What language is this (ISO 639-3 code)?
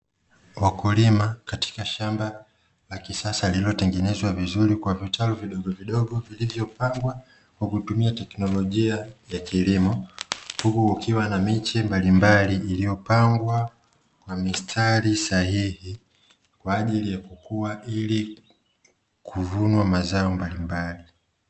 swa